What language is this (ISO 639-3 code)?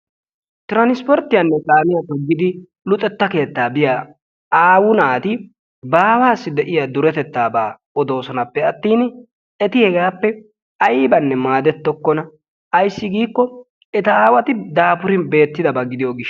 wal